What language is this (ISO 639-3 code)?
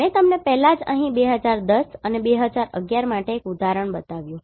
guj